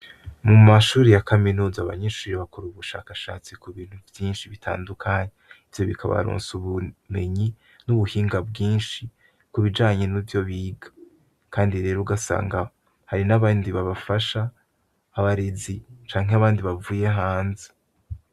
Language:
Rundi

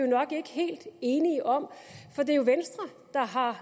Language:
Danish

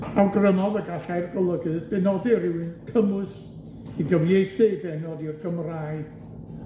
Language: Welsh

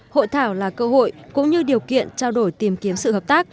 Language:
Vietnamese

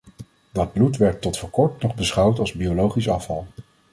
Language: Dutch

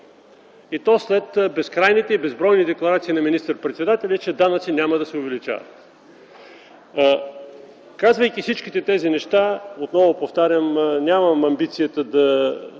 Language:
Bulgarian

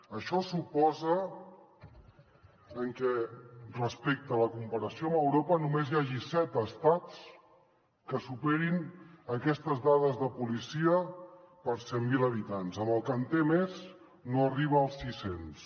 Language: Catalan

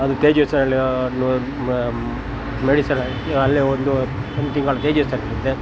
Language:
Kannada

